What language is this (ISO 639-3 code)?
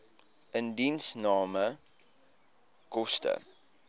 afr